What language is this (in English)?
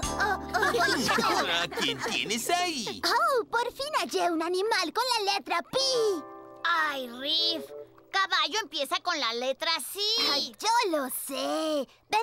Spanish